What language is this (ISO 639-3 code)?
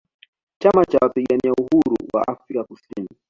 swa